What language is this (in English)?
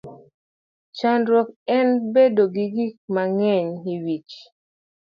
Luo (Kenya and Tanzania)